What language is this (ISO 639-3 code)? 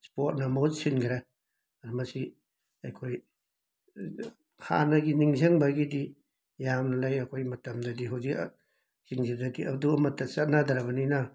mni